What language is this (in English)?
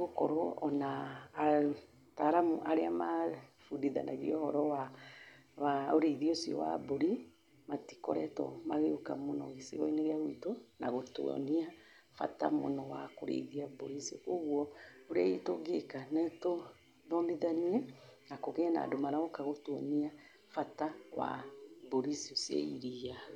Kikuyu